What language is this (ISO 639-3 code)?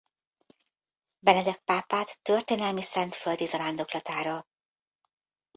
hun